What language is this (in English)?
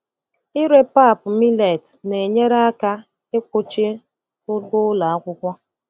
Igbo